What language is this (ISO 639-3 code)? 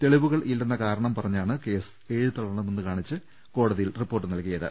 mal